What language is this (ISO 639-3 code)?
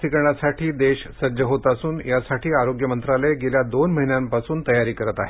mar